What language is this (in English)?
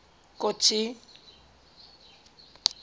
Afrikaans